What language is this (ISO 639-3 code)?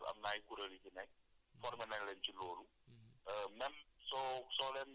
wol